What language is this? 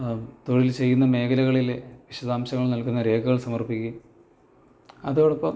Malayalam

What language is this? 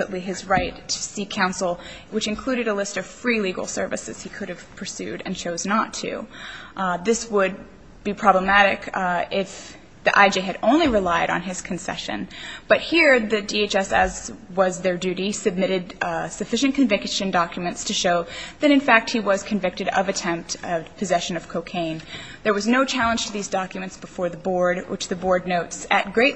English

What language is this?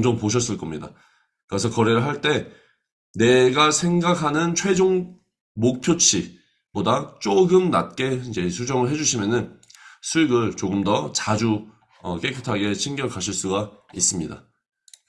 Korean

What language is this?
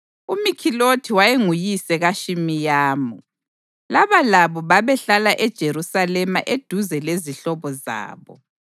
North Ndebele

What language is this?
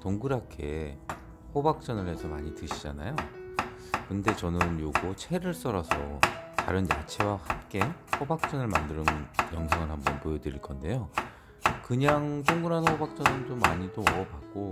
Korean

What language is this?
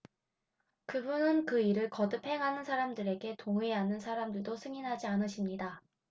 Korean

